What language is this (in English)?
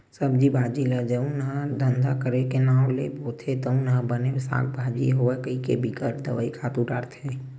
Chhattisgarhi